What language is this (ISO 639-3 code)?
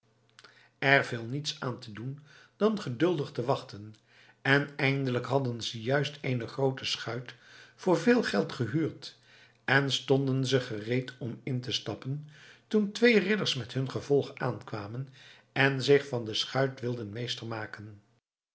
nld